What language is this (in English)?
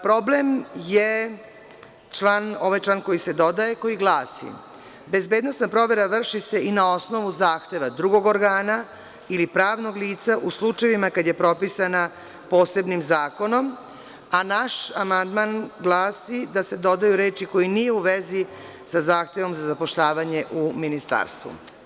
Serbian